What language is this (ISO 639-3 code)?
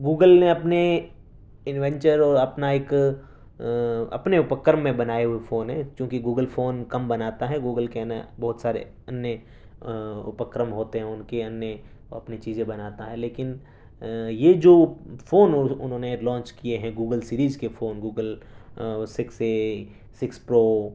urd